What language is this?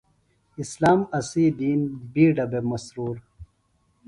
Phalura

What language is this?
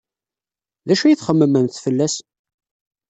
Kabyle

